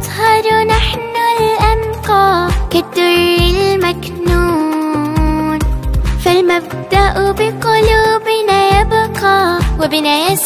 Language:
Arabic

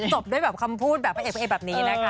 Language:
Thai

